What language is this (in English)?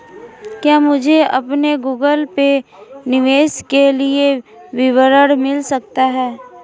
Hindi